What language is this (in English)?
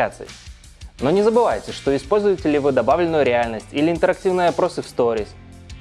Russian